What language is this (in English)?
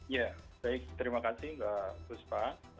Indonesian